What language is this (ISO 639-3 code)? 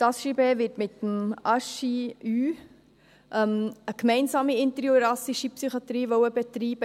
gsw